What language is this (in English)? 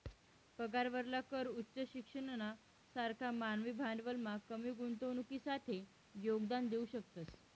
Marathi